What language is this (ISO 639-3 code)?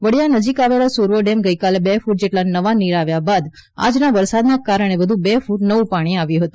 guj